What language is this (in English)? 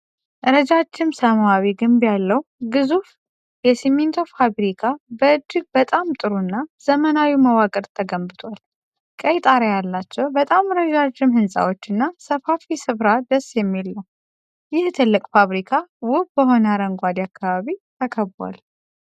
Amharic